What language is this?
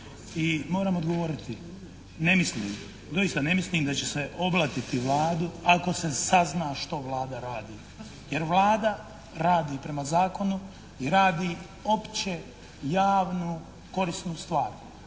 Croatian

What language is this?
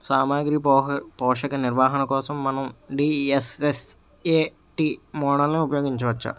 Telugu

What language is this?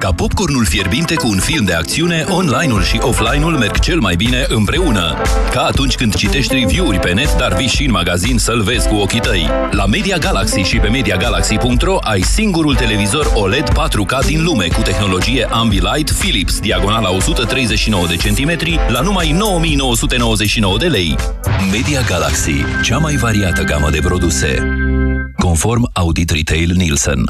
Romanian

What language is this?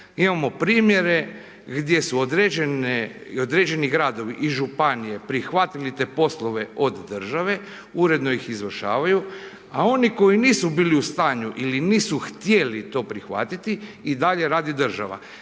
Croatian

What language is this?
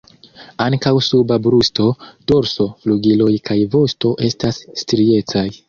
Esperanto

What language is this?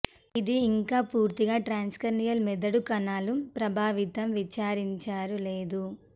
Telugu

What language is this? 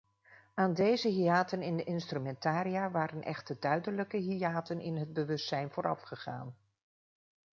Dutch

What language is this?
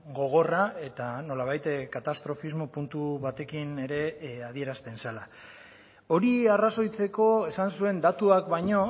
Basque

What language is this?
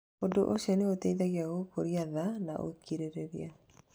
Kikuyu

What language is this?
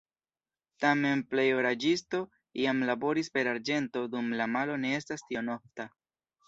Esperanto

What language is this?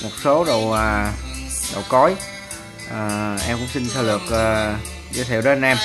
Vietnamese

